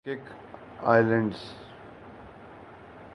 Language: Urdu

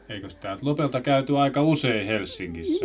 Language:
Finnish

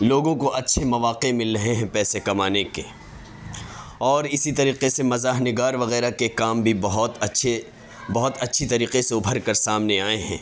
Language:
Urdu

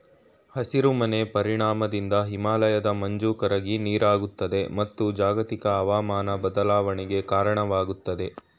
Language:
Kannada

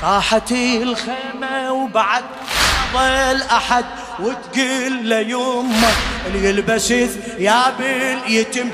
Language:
Arabic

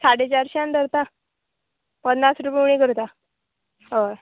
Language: Konkani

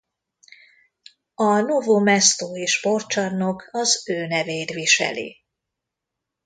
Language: Hungarian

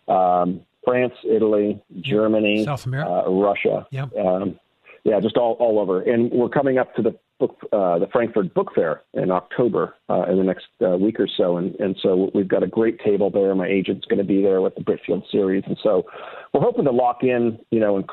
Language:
English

